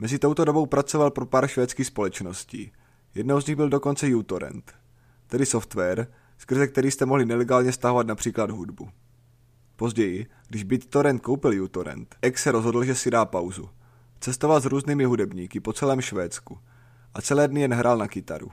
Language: Czech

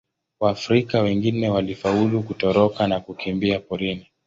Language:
Swahili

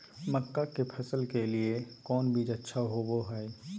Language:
Magahi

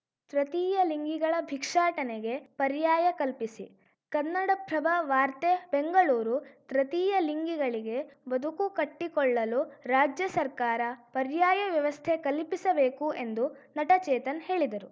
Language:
Kannada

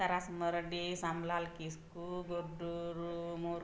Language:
Santali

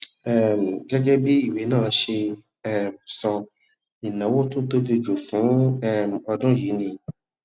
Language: Yoruba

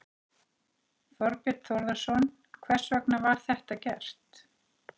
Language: Icelandic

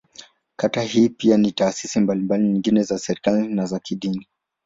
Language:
Swahili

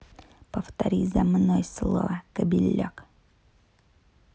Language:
Russian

